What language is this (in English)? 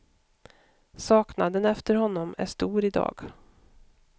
Swedish